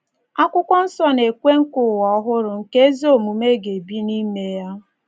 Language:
Igbo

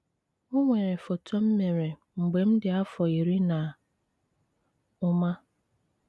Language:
Igbo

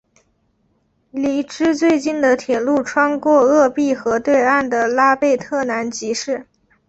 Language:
Chinese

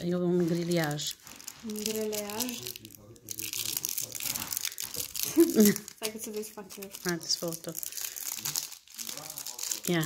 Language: Romanian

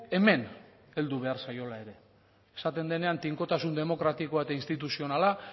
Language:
Basque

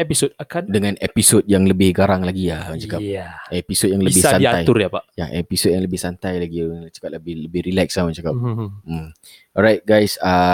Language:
Malay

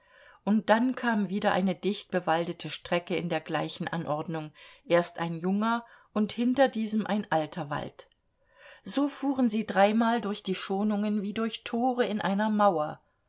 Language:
German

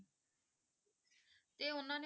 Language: Punjabi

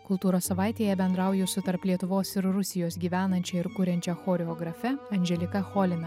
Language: Lithuanian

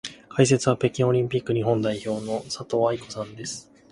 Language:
Japanese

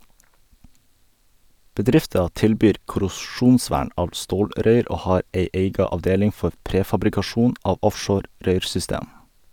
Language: Norwegian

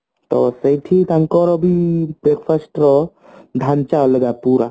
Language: Odia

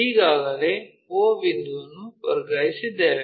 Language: Kannada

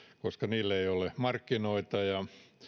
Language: Finnish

